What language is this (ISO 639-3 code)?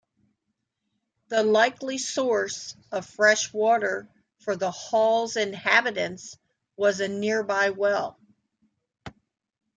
eng